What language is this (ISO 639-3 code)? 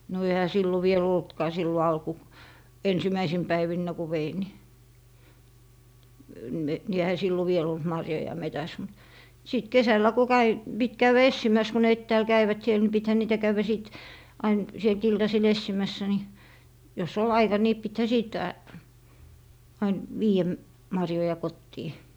fin